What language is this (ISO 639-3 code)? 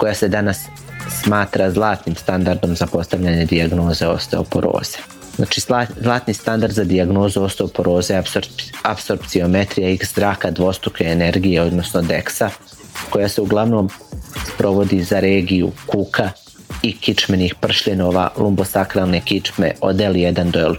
hrv